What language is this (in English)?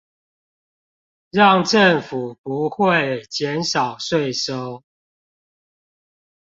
Chinese